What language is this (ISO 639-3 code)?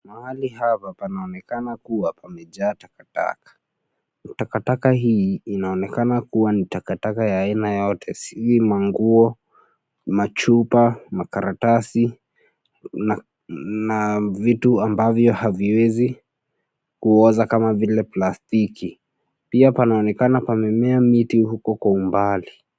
swa